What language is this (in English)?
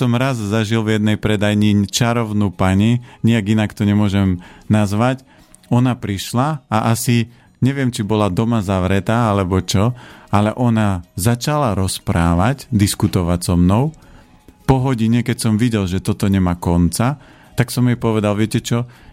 Slovak